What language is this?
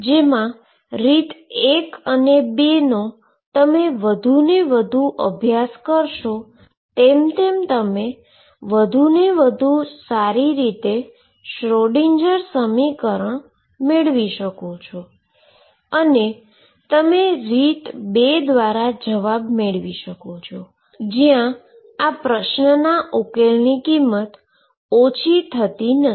Gujarati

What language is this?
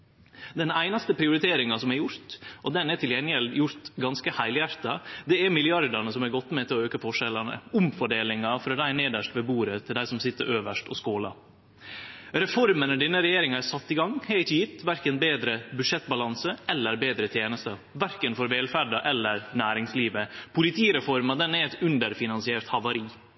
Norwegian Nynorsk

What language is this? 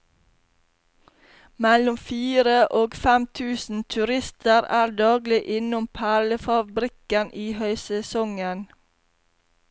Norwegian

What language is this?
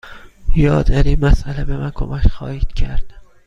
Persian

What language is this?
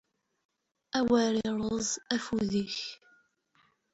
Kabyle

